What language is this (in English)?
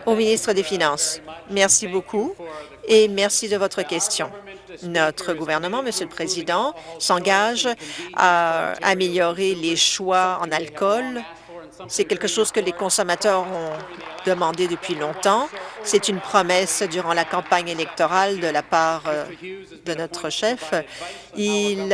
French